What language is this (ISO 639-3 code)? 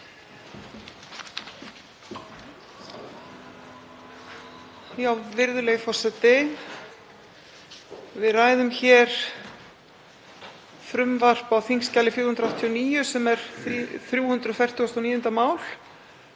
isl